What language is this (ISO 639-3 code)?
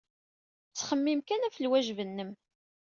kab